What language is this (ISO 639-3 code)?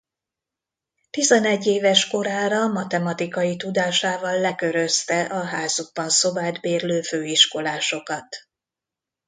hun